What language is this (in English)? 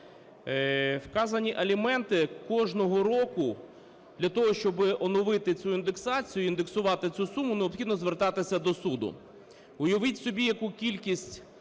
Ukrainian